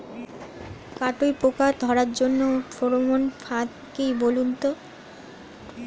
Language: Bangla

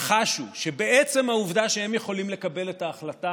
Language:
Hebrew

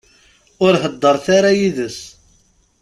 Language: Kabyle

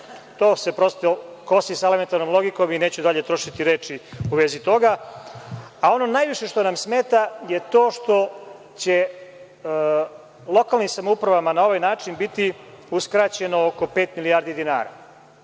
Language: Serbian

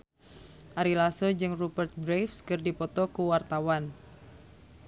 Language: Sundanese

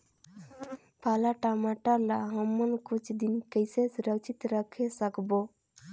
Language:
Chhattisgarhi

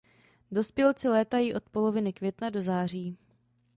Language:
Czech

